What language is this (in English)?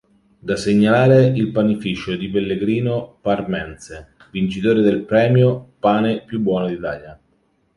Italian